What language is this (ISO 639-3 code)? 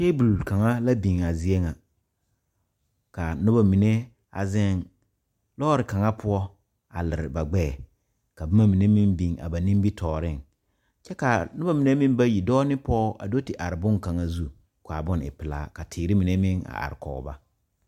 dga